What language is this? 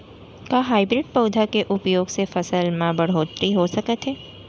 Chhattisgarhi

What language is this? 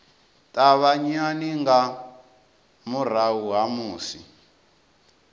Venda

